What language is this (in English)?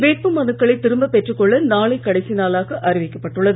Tamil